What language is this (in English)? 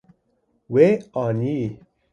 Kurdish